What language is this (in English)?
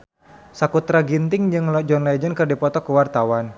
Sundanese